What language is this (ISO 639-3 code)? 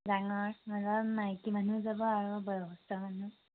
asm